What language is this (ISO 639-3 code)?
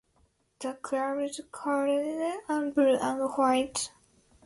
eng